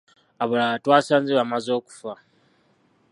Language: Ganda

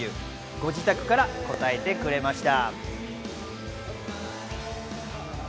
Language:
Japanese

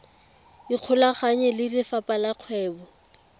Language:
Tswana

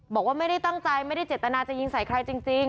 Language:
Thai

